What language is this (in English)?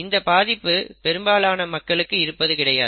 Tamil